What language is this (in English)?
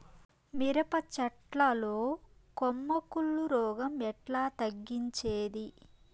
Telugu